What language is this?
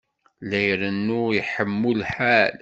Kabyle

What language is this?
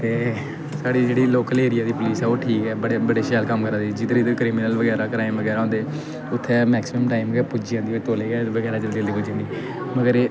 Dogri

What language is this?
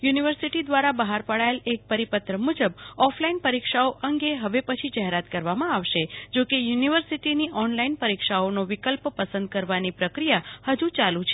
Gujarati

